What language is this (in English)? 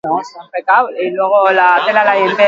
Basque